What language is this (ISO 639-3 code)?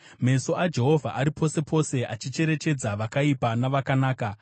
sna